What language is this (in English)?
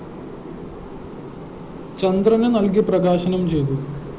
Malayalam